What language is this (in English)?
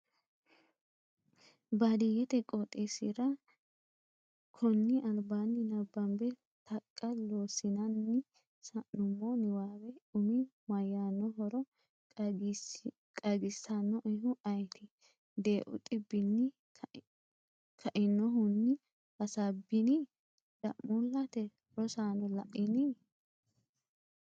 Sidamo